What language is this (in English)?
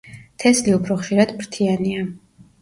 Georgian